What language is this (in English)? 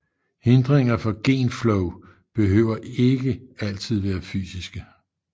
Danish